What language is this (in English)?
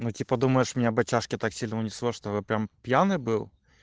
Russian